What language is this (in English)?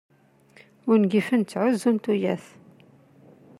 Kabyle